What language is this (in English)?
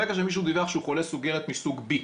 Hebrew